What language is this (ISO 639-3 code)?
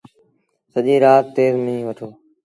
sbn